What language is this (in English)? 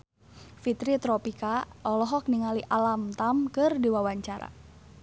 Sundanese